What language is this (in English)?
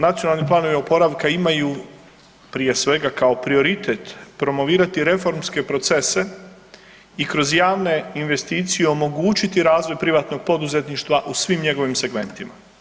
Croatian